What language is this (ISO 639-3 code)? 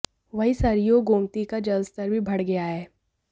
hin